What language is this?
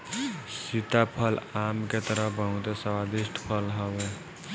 Bhojpuri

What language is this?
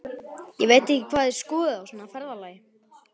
Icelandic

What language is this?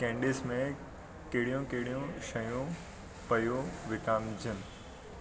Sindhi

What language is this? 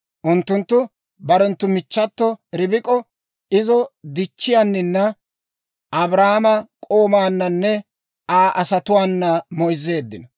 Dawro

